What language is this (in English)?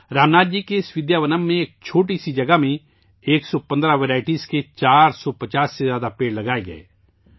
Urdu